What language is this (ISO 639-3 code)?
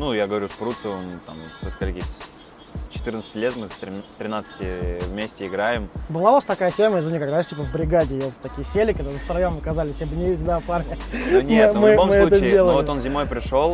rus